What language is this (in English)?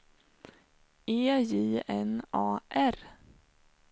Swedish